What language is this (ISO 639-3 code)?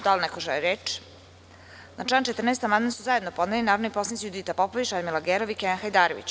srp